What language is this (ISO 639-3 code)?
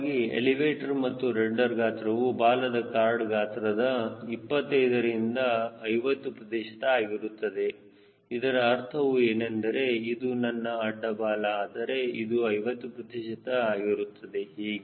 kan